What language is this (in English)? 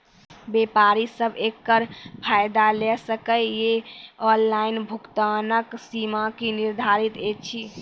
Maithili